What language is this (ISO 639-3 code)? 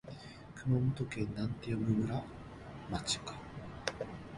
jpn